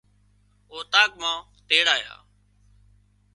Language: Wadiyara Koli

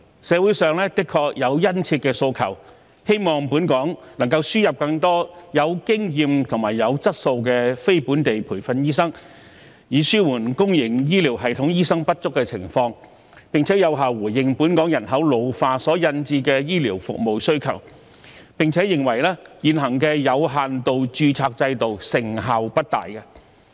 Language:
Cantonese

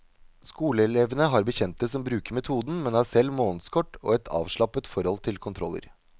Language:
Norwegian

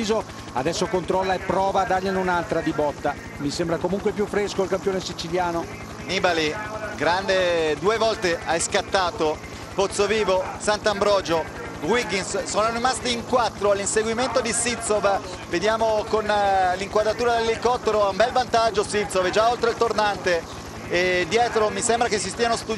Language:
Italian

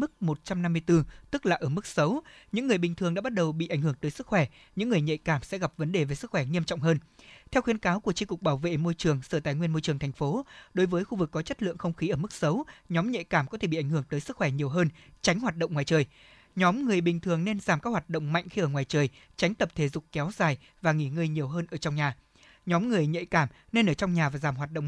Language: Vietnamese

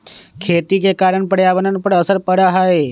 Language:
Magahi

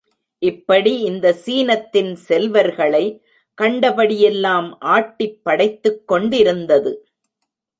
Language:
Tamil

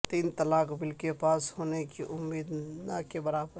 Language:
Urdu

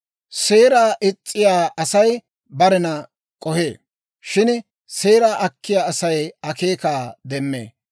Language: Dawro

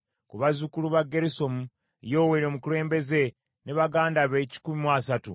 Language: Ganda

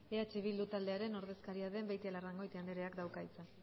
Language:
Basque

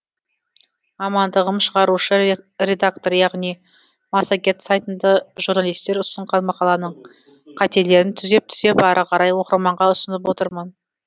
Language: Kazakh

